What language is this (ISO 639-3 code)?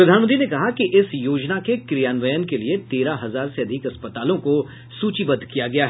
hin